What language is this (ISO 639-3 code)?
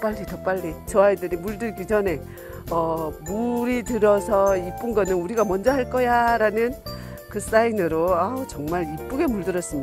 kor